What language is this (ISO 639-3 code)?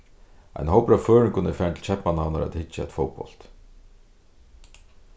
fao